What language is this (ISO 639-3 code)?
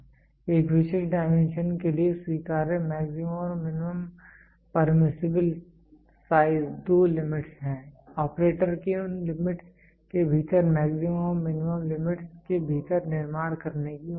hin